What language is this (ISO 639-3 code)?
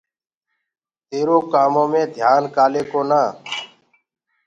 ggg